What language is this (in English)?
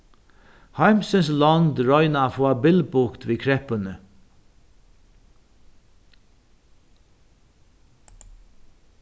Faroese